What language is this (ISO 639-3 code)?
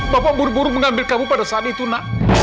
ind